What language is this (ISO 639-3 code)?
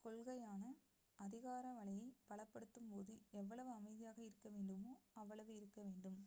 tam